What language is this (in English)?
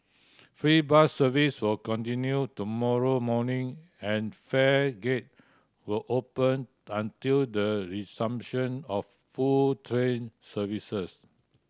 English